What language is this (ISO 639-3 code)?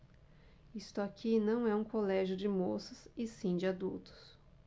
por